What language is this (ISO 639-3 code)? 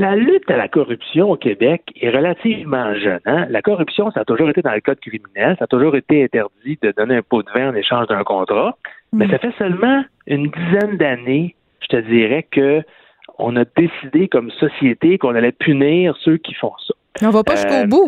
fra